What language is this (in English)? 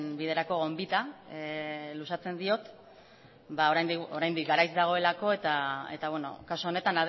Basque